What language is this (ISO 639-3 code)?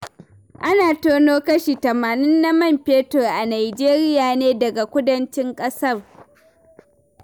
hau